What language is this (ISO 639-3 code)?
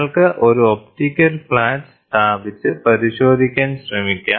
mal